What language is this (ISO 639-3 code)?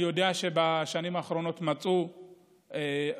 heb